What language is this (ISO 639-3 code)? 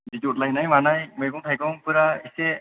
brx